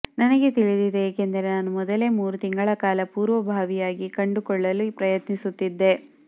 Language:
Kannada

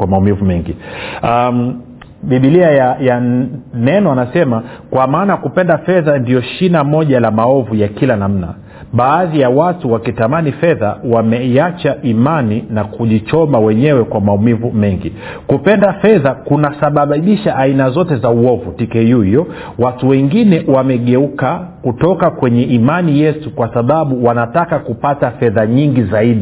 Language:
Swahili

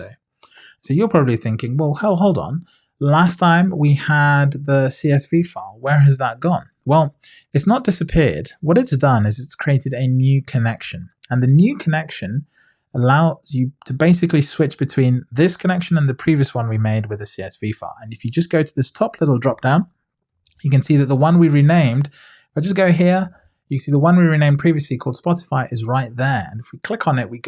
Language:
English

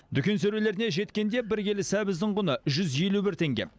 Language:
Kazakh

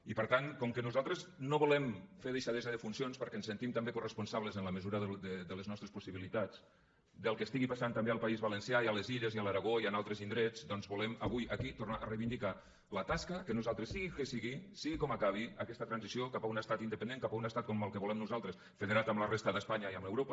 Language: Catalan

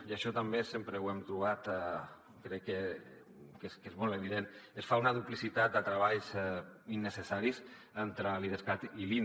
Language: Catalan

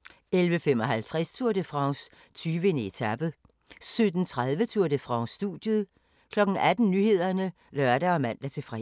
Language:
Danish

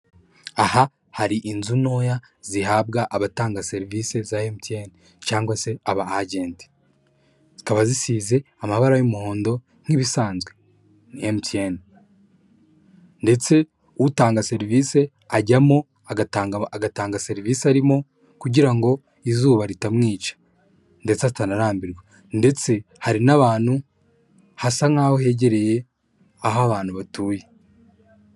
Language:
Kinyarwanda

